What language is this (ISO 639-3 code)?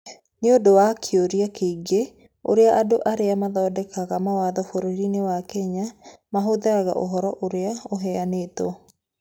kik